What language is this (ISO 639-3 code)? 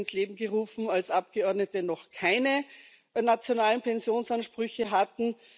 deu